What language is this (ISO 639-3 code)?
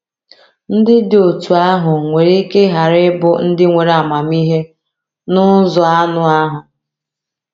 ibo